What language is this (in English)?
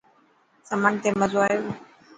Dhatki